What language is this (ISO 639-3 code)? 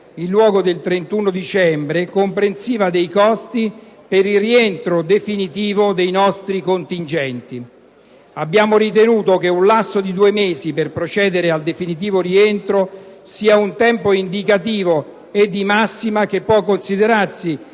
ita